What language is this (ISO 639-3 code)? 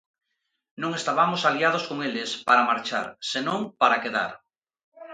glg